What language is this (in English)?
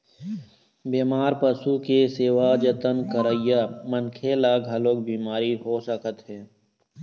Chhattisgarhi